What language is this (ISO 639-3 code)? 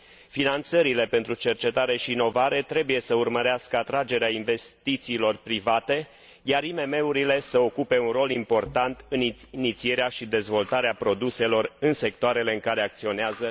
ron